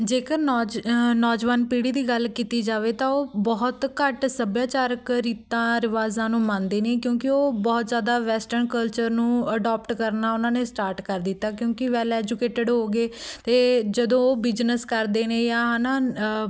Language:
Punjabi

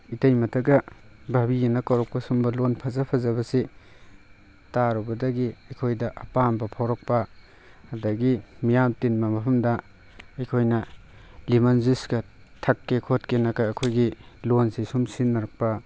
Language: Manipuri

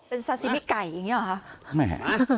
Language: Thai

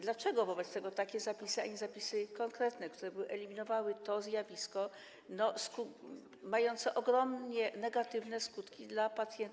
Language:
Polish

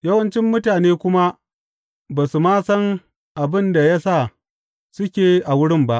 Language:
Hausa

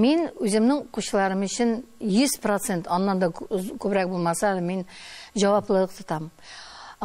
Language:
Dutch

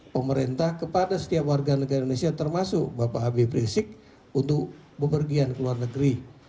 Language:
Indonesian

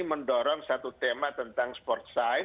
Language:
Indonesian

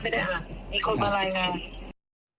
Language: Thai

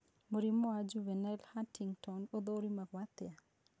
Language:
Kikuyu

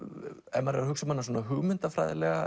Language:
Icelandic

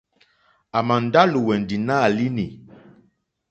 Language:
Mokpwe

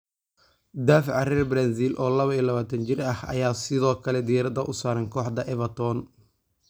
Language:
Somali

